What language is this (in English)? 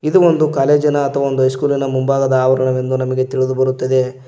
Kannada